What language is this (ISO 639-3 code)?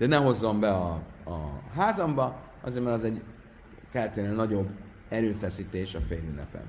hun